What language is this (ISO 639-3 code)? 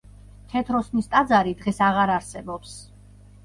kat